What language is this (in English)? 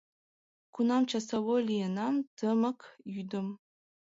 Mari